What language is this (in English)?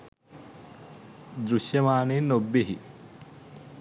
Sinhala